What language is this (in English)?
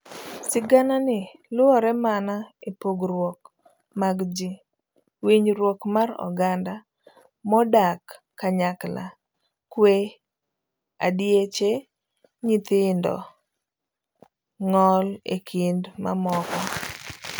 Luo (Kenya and Tanzania)